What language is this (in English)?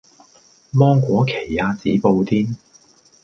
Cantonese